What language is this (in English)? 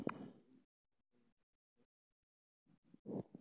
Somali